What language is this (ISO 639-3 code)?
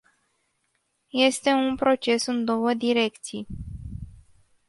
ron